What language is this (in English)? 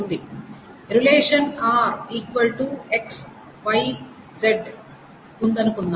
Telugu